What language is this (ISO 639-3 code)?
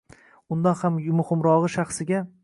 uzb